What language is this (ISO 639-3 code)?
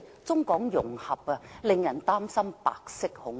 yue